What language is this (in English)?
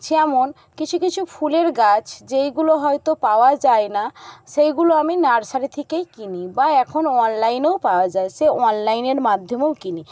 Bangla